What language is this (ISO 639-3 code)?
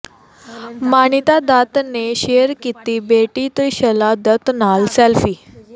pan